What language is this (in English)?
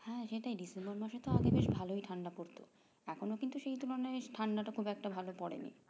Bangla